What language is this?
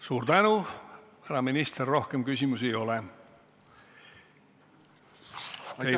Estonian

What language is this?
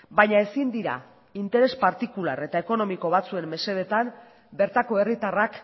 Basque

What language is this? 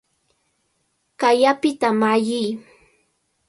Cajatambo North Lima Quechua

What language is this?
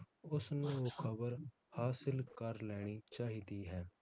Punjabi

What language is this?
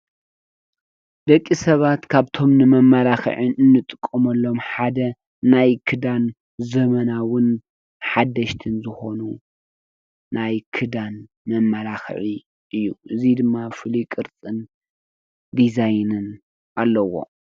Tigrinya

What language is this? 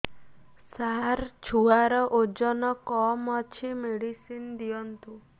Odia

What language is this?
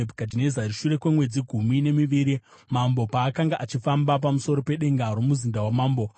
Shona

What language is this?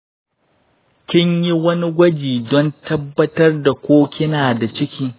Hausa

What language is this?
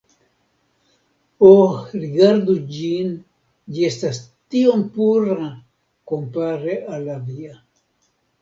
Esperanto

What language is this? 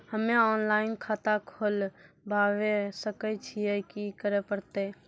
Maithili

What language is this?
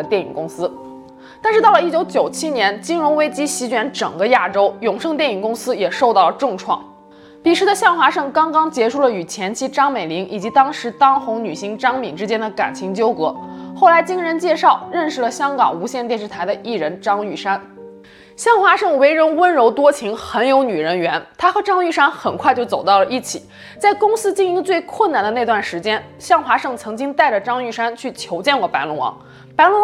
Chinese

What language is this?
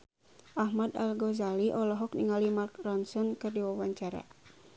Sundanese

